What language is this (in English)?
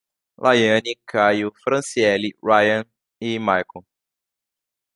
Portuguese